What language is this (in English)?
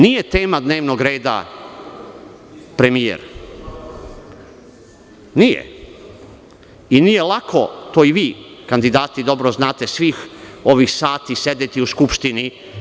Serbian